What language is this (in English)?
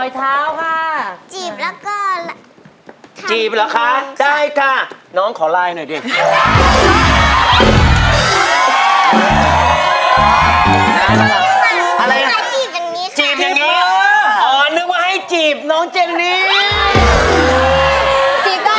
Thai